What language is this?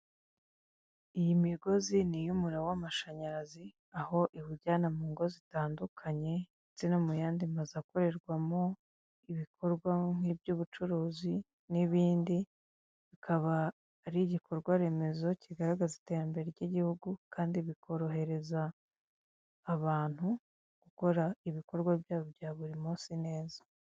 Kinyarwanda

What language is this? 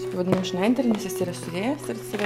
Lithuanian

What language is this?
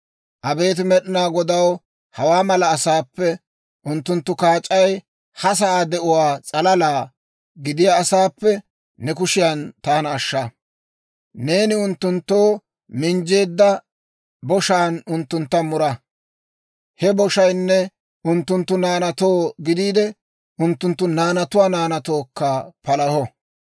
Dawro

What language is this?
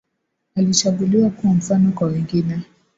Swahili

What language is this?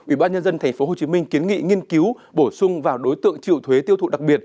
Vietnamese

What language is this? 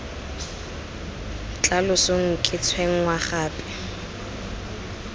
Tswana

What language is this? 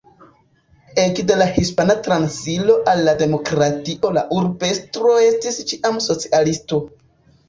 Esperanto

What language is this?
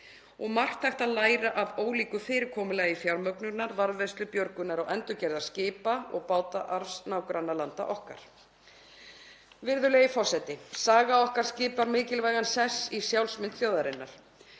Icelandic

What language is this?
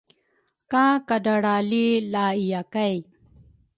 Rukai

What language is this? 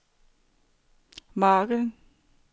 Danish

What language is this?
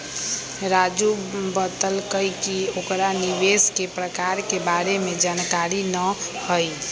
Magahi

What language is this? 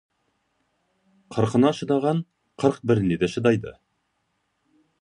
Kazakh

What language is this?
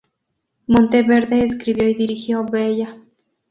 Spanish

